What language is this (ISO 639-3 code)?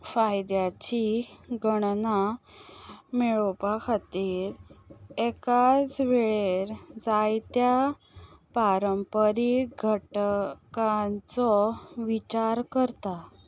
kok